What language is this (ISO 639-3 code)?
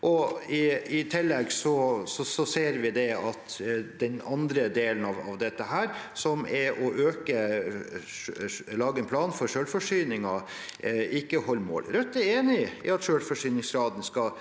nor